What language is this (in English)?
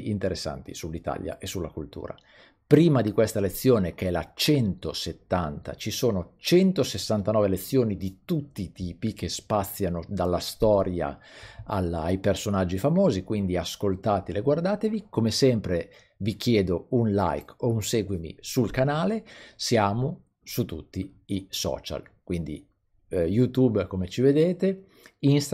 Italian